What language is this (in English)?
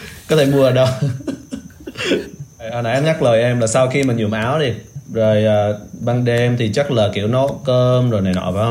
Vietnamese